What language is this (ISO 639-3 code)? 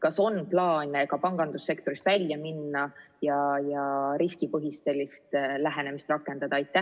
est